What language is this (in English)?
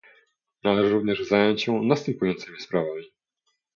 Polish